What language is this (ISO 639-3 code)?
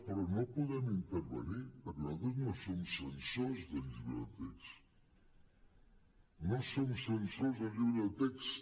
cat